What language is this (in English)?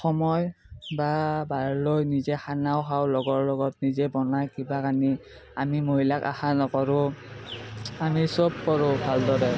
Assamese